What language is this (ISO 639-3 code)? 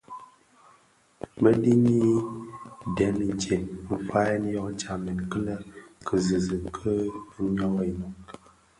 ksf